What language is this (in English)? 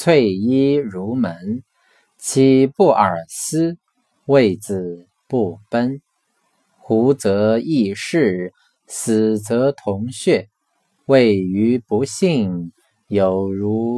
Chinese